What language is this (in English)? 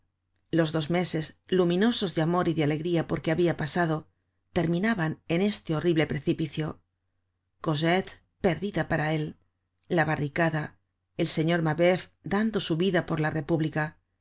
Spanish